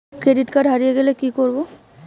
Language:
Bangla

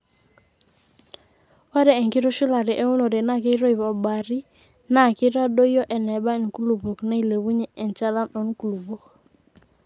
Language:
Masai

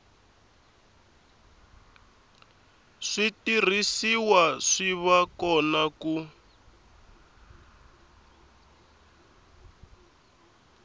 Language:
Tsonga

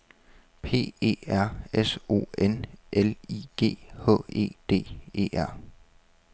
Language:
Danish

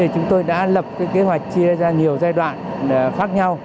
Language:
Vietnamese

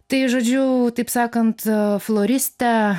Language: Lithuanian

